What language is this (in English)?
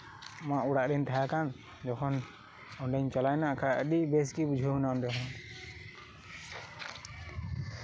Santali